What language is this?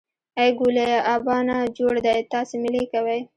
Pashto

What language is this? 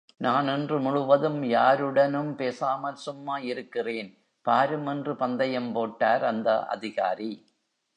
Tamil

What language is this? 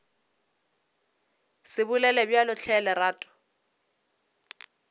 Northern Sotho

